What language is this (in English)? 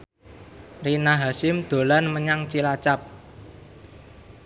Javanese